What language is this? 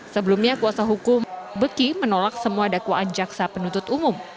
Indonesian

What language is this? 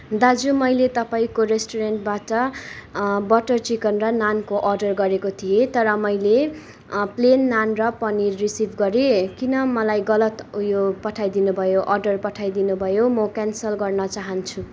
Nepali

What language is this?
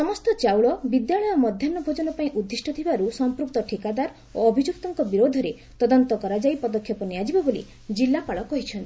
Odia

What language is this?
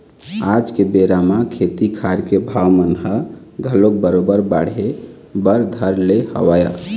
Chhattisgarhi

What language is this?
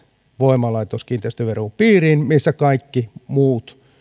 Finnish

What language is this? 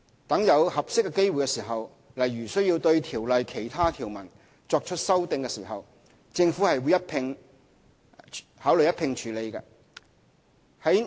Cantonese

